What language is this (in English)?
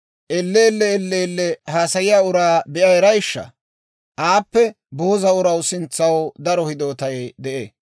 Dawro